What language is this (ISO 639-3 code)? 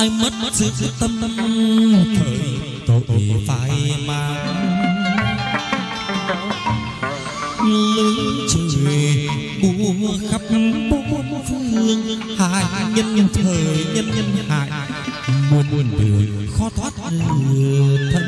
vie